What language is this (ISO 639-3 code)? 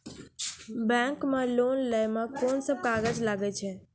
mai